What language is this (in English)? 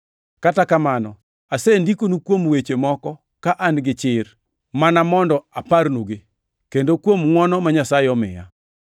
Luo (Kenya and Tanzania)